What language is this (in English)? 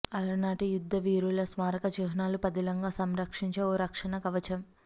Telugu